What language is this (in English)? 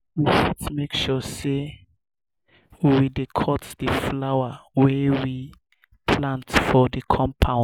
Nigerian Pidgin